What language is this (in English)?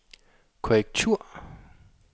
Danish